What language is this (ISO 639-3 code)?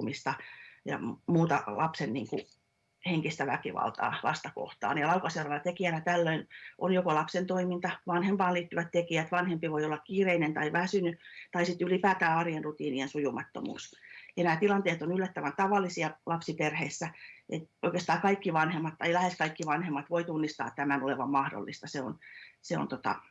fin